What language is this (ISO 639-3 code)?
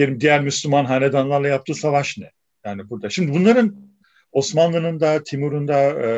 tur